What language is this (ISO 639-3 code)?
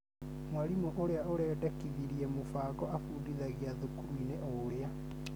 kik